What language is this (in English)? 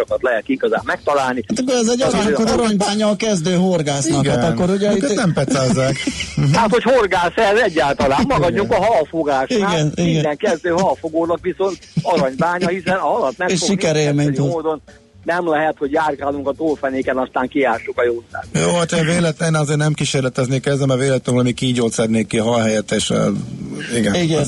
Hungarian